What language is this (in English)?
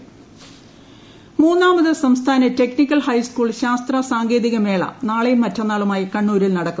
Malayalam